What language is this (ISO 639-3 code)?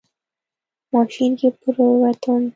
pus